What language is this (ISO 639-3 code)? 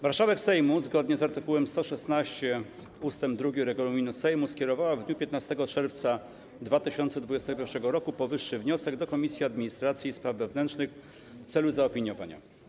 pol